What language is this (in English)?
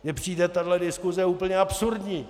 Czech